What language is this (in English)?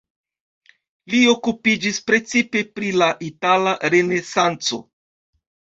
Esperanto